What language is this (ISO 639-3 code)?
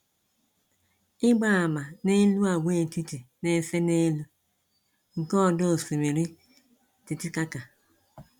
ibo